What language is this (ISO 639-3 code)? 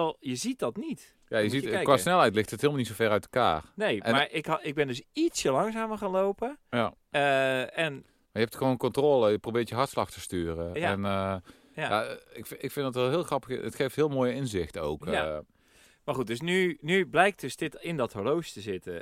nld